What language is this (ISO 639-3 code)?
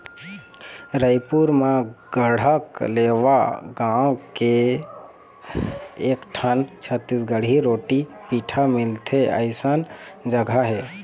hne